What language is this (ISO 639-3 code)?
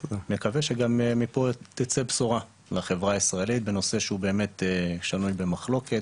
heb